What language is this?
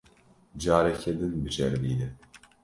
Kurdish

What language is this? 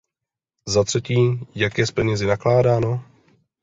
Czech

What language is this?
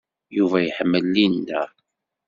Kabyle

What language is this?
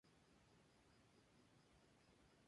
Spanish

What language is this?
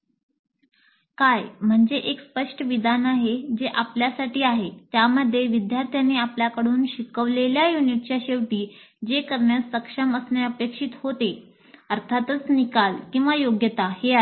Marathi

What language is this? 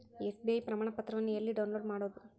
Kannada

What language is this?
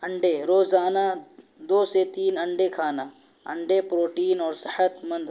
Urdu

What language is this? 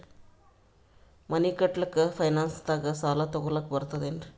Kannada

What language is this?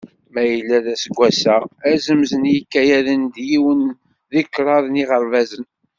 Kabyle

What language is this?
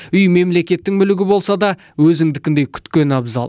Kazakh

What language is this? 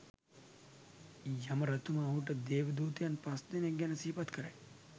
Sinhala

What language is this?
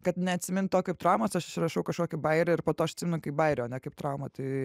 Lithuanian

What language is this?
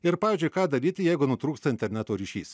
Lithuanian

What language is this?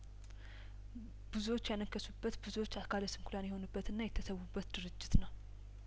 Amharic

